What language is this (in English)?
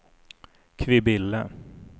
Swedish